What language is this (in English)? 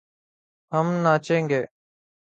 Urdu